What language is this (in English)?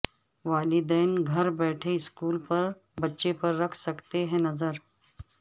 Urdu